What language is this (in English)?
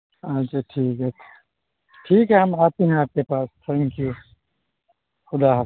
Urdu